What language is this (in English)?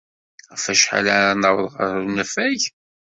Kabyle